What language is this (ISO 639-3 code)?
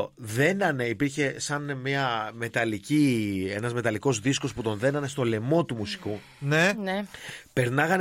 ell